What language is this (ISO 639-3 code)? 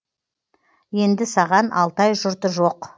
kaz